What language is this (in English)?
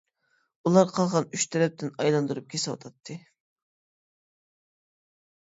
Uyghur